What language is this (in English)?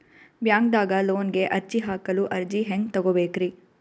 Kannada